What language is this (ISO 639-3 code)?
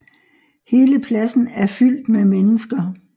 dan